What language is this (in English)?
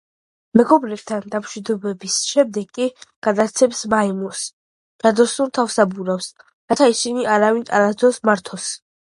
Georgian